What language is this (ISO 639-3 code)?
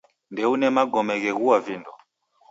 dav